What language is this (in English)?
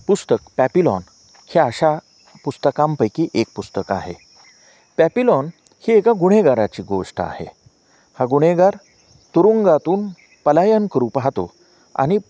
Marathi